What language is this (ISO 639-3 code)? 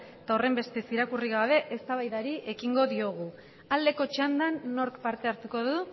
eus